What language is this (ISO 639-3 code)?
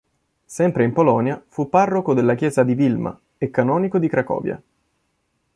ita